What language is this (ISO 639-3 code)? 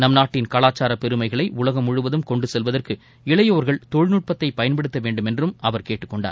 tam